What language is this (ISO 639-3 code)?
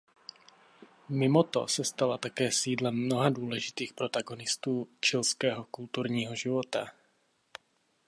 ces